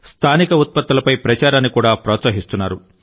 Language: Telugu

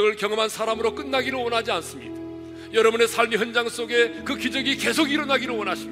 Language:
Korean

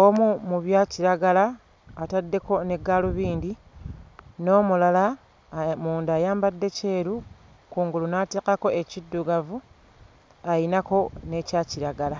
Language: Ganda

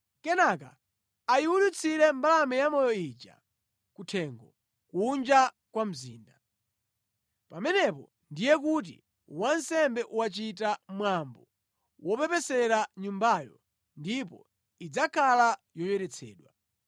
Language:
Nyanja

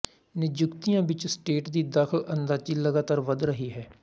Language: Punjabi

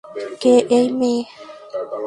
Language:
Bangla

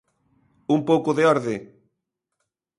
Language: Galician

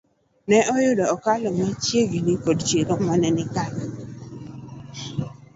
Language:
Luo (Kenya and Tanzania)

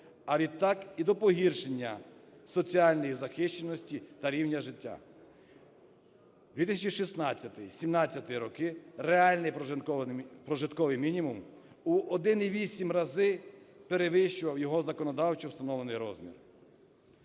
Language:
Ukrainian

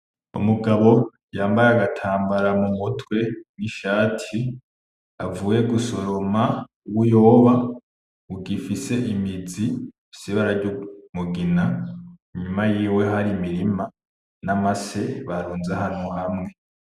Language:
Rundi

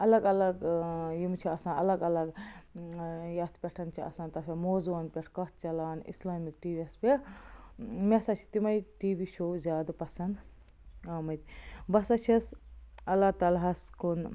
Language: Kashmiri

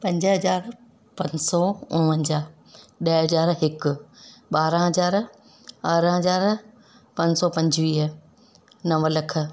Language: Sindhi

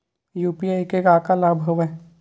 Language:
Chhattisgarhi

